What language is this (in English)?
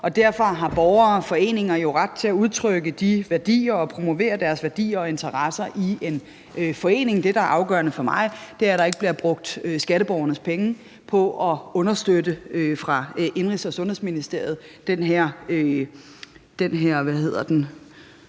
Danish